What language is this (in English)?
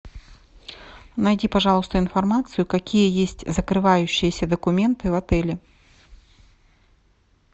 Russian